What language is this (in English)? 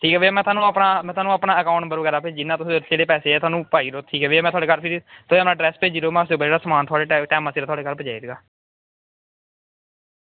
Dogri